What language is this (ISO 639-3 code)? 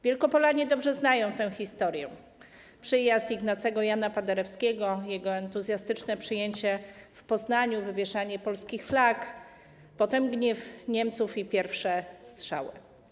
pol